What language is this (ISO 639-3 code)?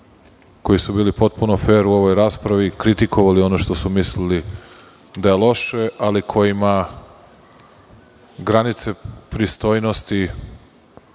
srp